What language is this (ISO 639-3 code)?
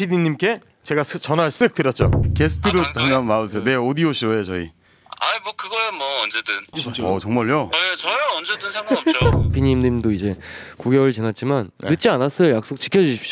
kor